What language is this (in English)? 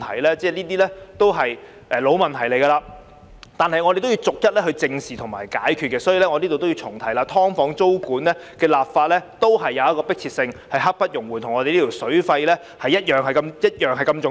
Cantonese